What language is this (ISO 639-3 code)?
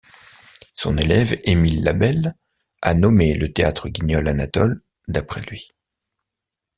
fra